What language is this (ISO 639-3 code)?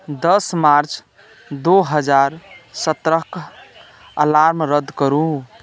mai